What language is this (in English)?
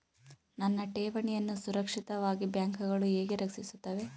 Kannada